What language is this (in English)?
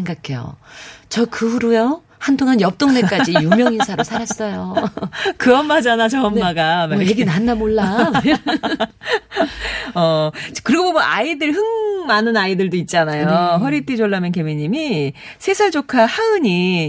Korean